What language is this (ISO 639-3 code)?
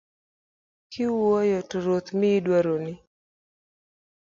luo